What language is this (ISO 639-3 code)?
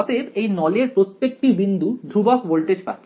ben